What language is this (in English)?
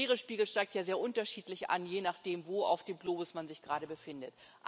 German